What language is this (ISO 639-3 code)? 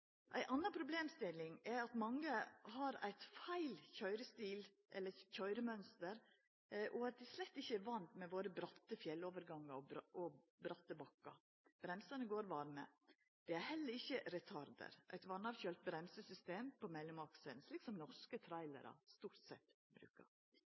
nno